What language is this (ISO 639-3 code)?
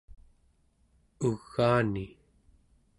esu